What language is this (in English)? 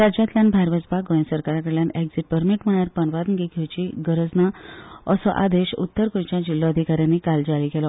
Konkani